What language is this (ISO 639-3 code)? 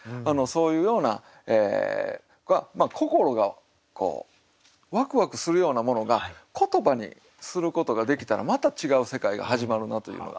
jpn